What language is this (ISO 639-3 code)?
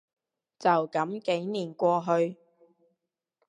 yue